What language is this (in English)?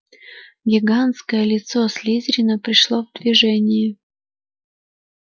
Russian